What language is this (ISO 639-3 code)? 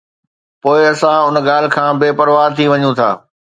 snd